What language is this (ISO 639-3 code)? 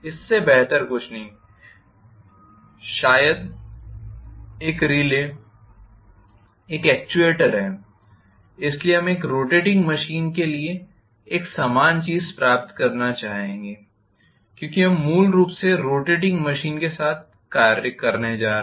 hin